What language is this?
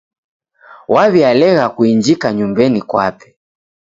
Taita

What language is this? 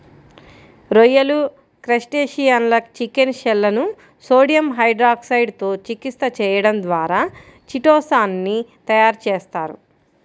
Telugu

